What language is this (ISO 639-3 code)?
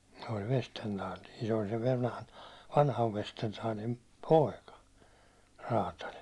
fin